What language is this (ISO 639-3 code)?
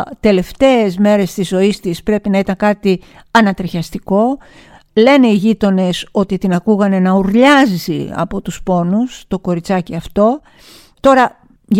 ell